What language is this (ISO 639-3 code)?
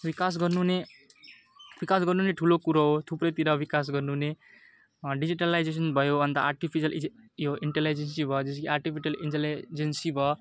nep